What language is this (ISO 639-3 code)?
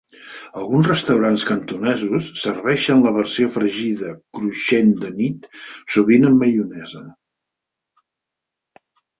cat